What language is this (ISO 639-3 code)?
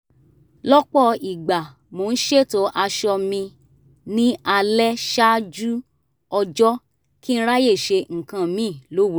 yor